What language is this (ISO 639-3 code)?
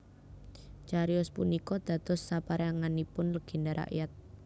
jav